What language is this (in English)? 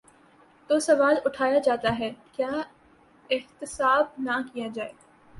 Urdu